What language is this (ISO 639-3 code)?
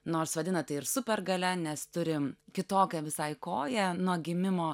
lit